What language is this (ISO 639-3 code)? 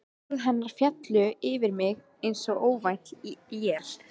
isl